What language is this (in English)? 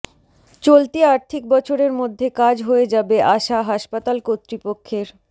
Bangla